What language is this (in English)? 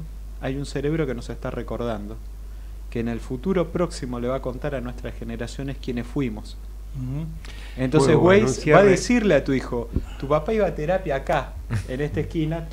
Spanish